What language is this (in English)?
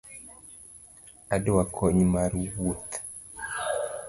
Luo (Kenya and Tanzania)